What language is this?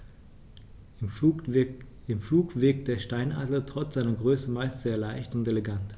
German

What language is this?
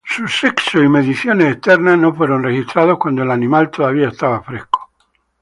Spanish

